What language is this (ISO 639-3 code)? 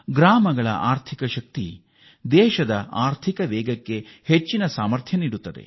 kan